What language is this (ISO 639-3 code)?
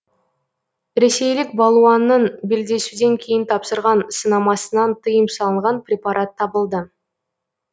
kaz